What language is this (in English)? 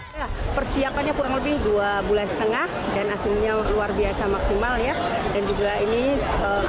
Indonesian